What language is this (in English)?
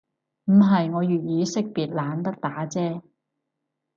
Cantonese